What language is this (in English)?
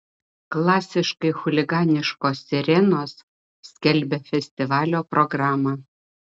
Lithuanian